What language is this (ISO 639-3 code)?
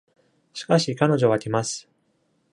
jpn